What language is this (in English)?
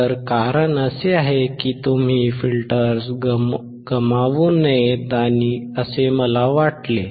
Marathi